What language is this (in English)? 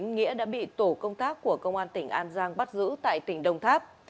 Vietnamese